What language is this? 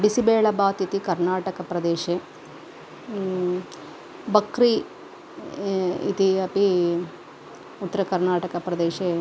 Sanskrit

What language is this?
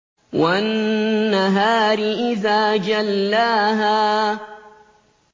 Arabic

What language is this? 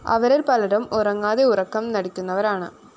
Malayalam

